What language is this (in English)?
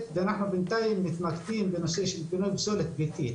Hebrew